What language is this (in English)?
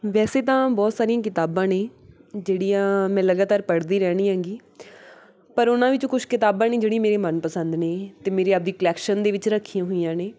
Punjabi